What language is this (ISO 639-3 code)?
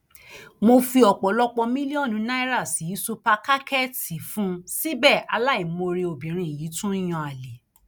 yor